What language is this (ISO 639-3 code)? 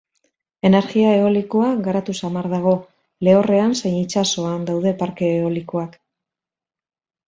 eus